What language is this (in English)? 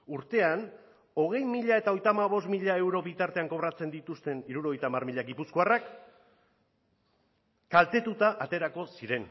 Basque